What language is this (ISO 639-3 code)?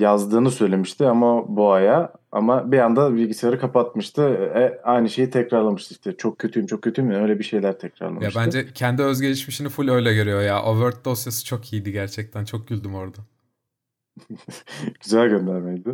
tur